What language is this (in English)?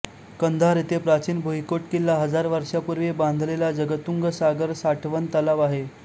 Marathi